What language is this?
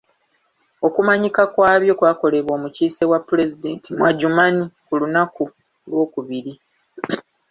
Ganda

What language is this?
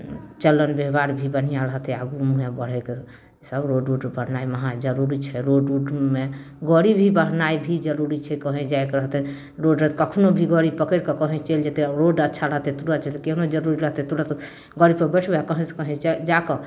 Maithili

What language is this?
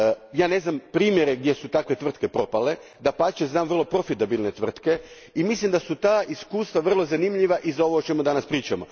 Croatian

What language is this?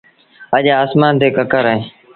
Sindhi Bhil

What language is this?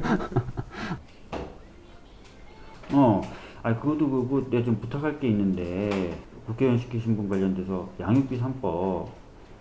Korean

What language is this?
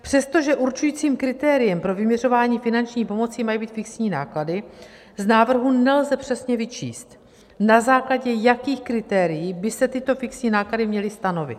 Czech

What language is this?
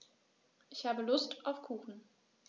German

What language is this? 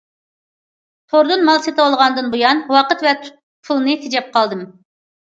Uyghur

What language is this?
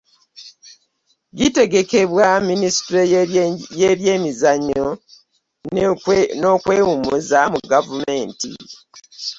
Ganda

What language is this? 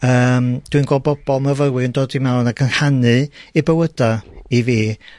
Welsh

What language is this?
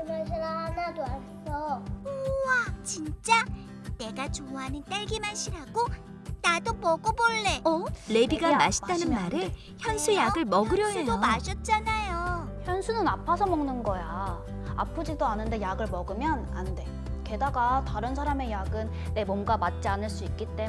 Korean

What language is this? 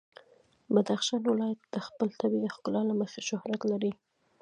Pashto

